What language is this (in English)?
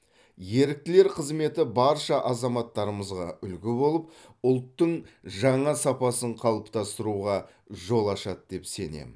Kazakh